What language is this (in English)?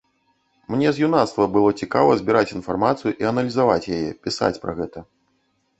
Belarusian